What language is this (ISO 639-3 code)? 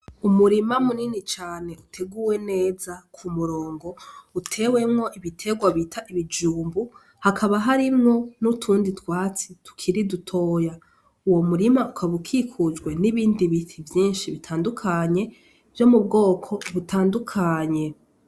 run